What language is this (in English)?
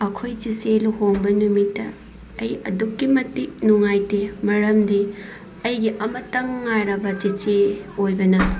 Manipuri